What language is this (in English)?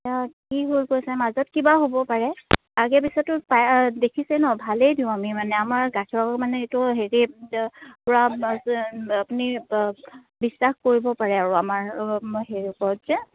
Assamese